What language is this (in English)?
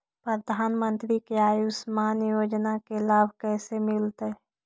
Magahi